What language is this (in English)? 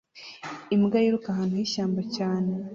Kinyarwanda